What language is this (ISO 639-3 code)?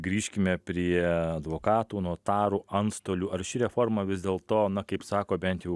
lit